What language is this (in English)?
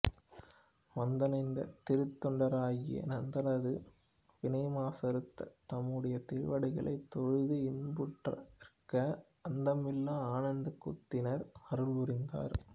Tamil